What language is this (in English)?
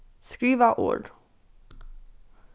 Faroese